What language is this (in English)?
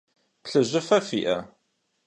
Kabardian